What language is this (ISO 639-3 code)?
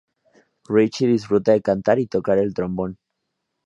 spa